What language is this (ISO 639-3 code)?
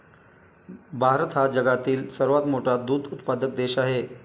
mar